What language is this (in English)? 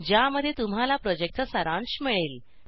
Marathi